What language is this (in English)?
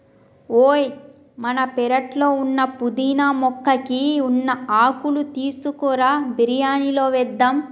Telugu